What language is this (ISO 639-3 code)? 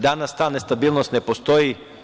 srp